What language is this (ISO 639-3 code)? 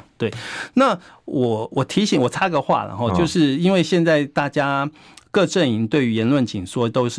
zho